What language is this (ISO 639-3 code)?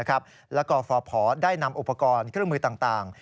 tha